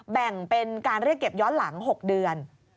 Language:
Thai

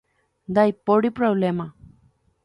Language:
Guarani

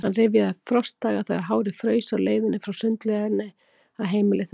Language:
Icelandic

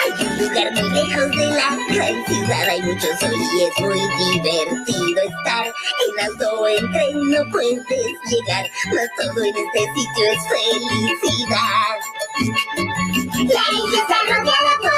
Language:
Polish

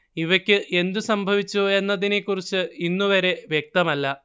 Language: Malayalam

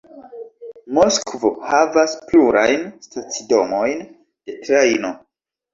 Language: Esperanto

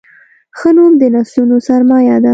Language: Pashto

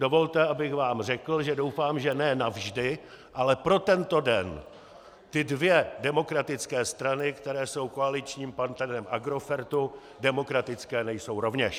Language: Czech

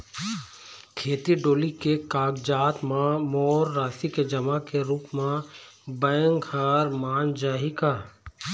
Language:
Chhattisgarhi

